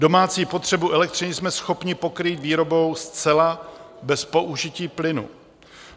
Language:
Czech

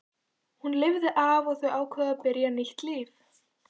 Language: Icelandic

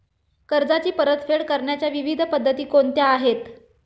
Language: Marathi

